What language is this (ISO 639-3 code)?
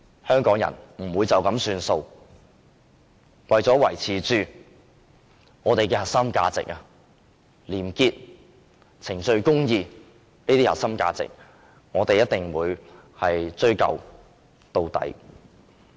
yue